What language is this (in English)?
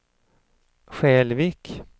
Swedish